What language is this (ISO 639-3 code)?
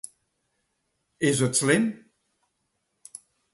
fry